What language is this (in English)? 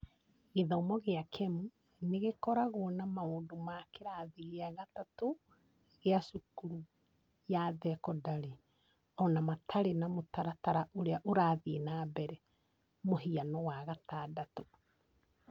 Kikuyu